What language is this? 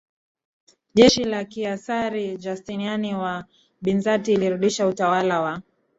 Swahili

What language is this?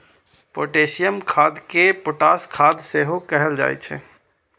Maithili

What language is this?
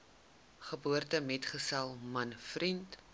Afrikaans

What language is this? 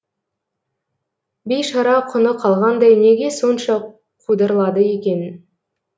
Kazakh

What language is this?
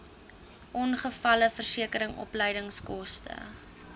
Afrikaans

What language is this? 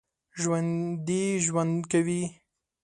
Pashto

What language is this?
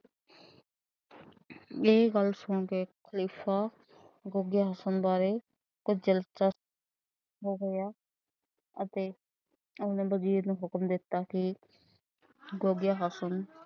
Punjabi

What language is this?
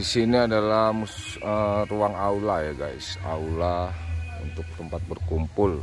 Indonesian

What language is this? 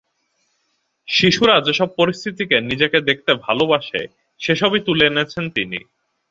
Bangla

